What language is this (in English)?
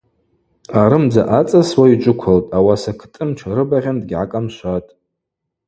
Abaza